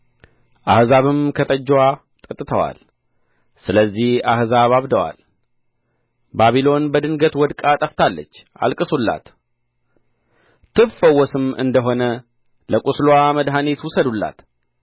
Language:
Amharic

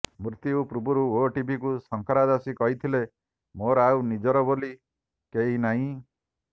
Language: Odia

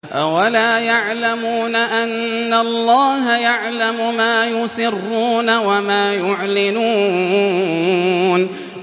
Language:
Arabic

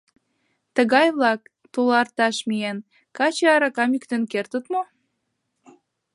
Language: Mari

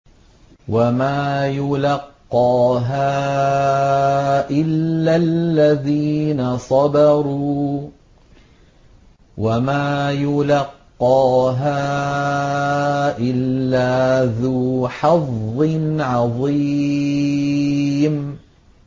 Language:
Arabic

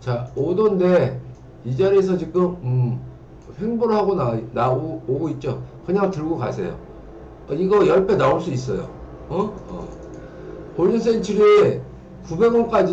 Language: Korean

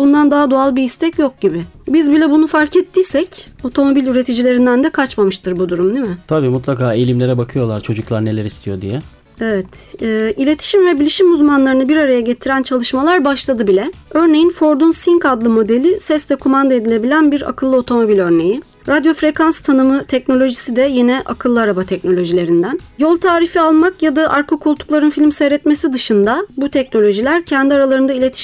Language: Turkish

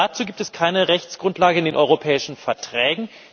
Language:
German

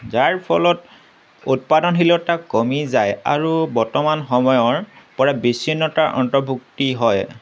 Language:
Assamese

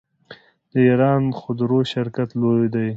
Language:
Pashto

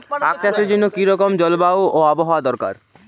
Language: Bangla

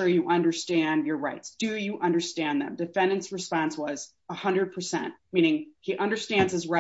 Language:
English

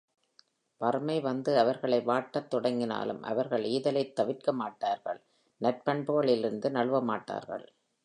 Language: Tamil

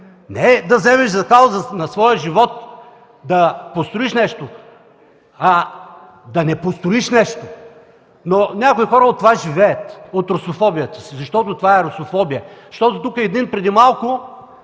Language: Bulgarian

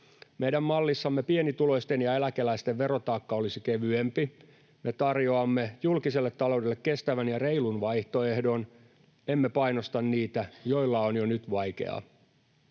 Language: Finnish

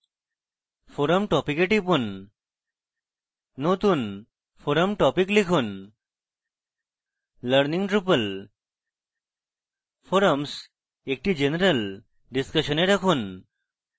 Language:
Bangla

